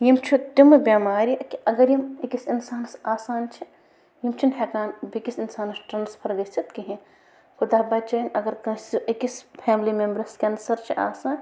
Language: Kashmiri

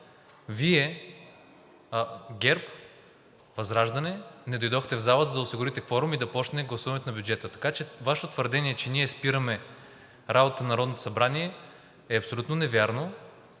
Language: Bulgarian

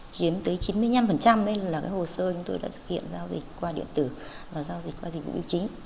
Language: Vietnamese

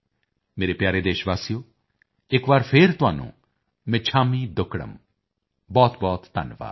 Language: Punjabi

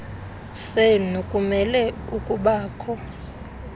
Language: Xhosa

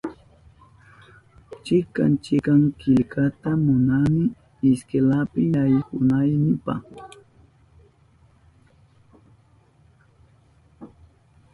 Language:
Southern Pastaza Quechua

